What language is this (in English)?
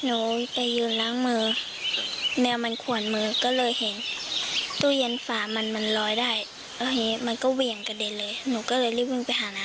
Thai